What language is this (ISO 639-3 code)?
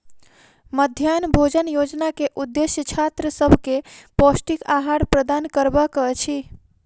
mai